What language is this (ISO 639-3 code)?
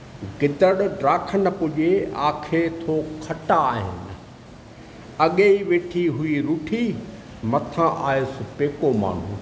snd